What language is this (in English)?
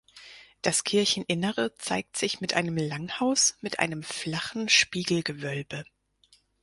German